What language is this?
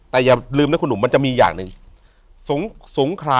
Thai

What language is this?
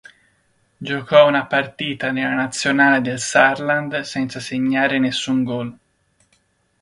Italian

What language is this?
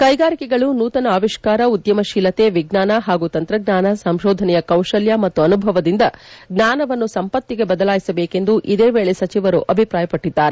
Kannada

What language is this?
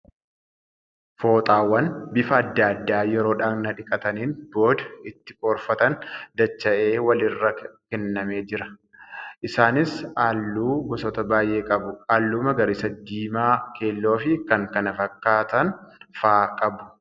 Oromo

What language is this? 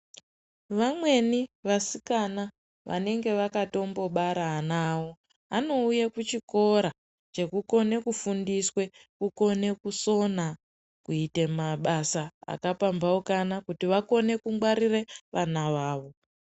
Ndau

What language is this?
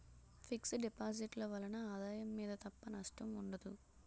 Telugu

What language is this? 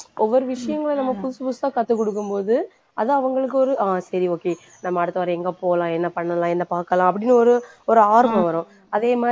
Tamil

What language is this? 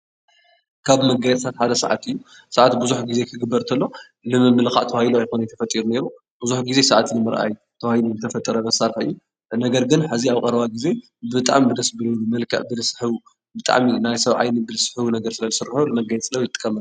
Tigrinya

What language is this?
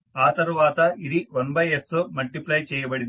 Telugu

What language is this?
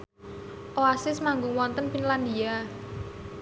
Javanese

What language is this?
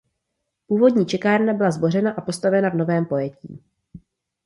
Czech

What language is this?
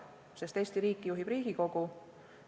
Estonian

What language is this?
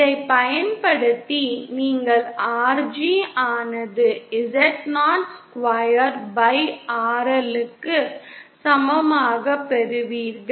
Tamil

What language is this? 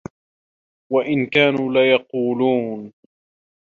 Arabic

